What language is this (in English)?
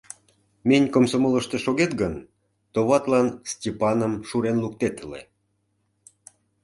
Mari